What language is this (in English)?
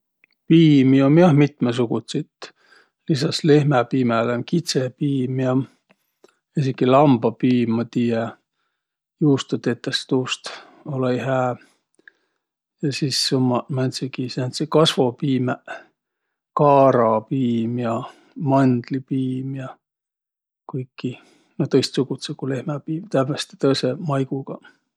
Võro